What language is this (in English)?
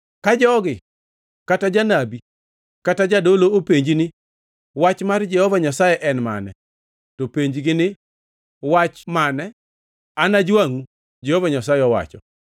Luo (Kenya and Tanzania)